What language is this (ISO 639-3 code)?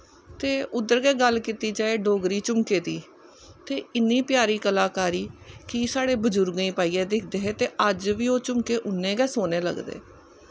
doi